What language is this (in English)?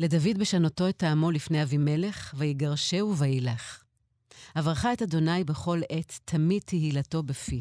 Hebrew